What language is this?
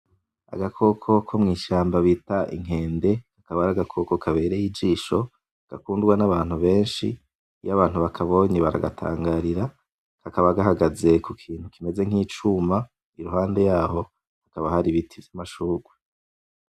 Rundi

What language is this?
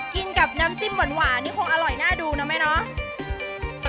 Thai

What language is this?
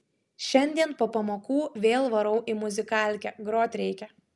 Lithuanian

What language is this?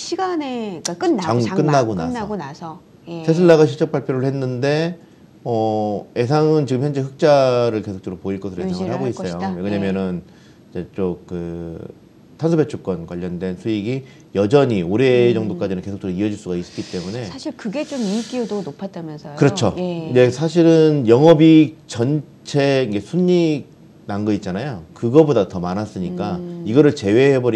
Korean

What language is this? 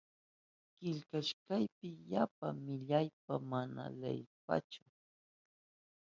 Southern Pastaza Quechua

